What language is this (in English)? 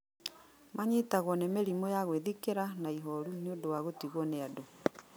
Kikuyu